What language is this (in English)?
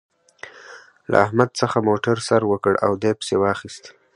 Pashto